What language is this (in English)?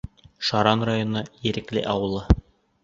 Bashkir